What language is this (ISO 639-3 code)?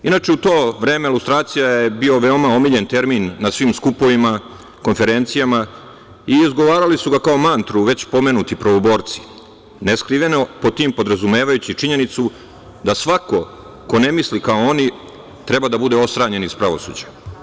srp